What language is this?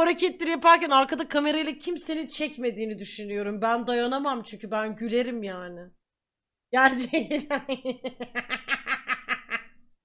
Turkish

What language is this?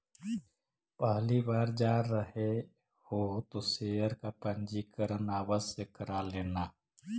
Magahi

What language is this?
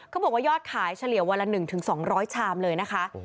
Thai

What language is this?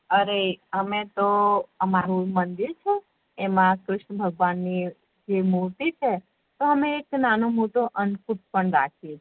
Gujarati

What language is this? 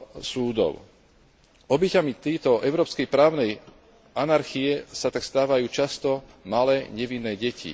Slovak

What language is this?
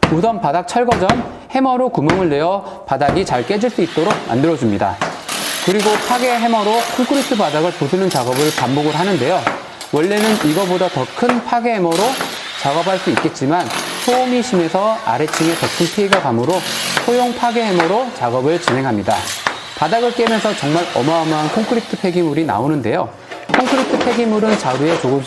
Korean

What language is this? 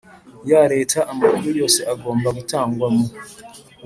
Kinyarwanda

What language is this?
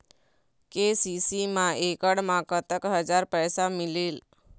Chhattisgarhi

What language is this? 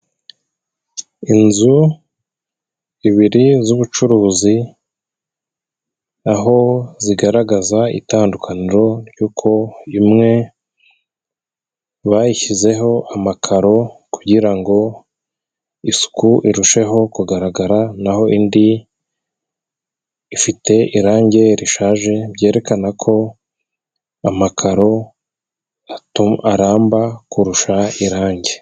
Kinyarwanda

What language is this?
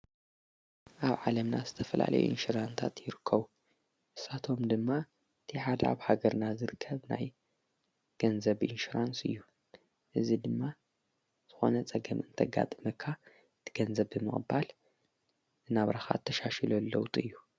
Tigrinya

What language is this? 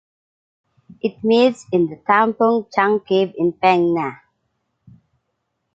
English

